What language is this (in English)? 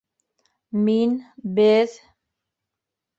Bashkir